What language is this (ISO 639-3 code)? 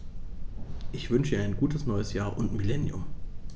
deu